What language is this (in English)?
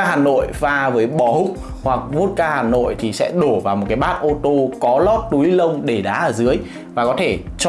Vietnamese